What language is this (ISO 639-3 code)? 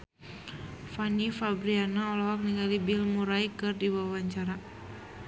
sun